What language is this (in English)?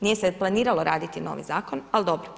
Croatian